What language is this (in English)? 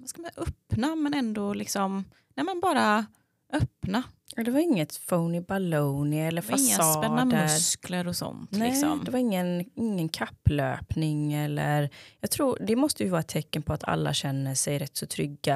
Swedish